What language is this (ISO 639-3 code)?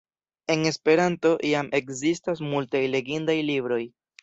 epo